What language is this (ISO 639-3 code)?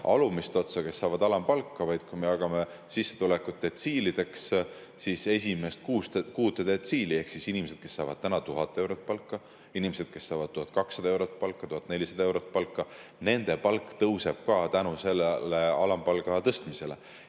est